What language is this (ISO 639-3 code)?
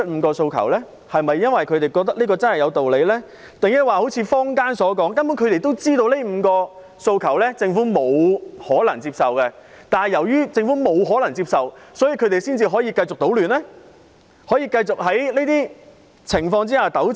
yue